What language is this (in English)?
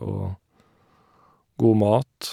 Norwegian